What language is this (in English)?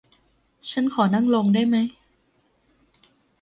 Thai